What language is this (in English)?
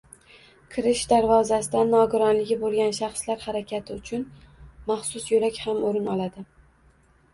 Uzbek